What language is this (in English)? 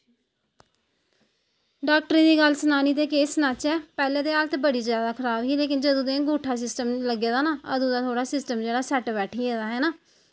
Dogri